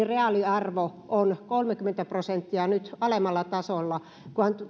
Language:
Finnish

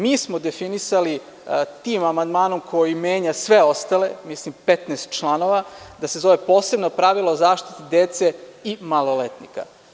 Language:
Serbian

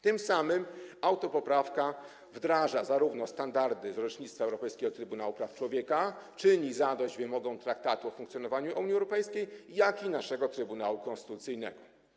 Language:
Polish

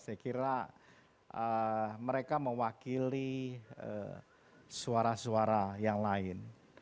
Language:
Indonesian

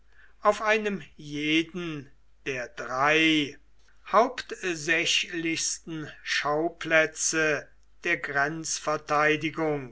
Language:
German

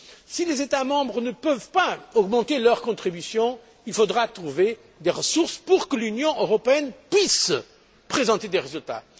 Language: French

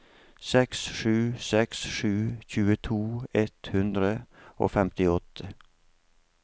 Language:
Norwegian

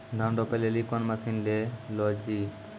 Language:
Maithili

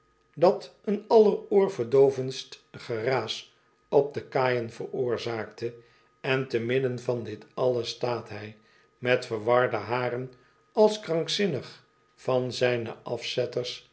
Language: Dutch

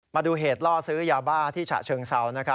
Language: Thai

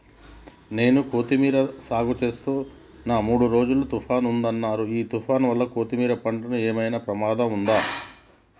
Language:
Telugu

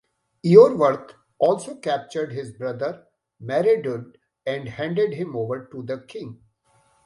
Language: English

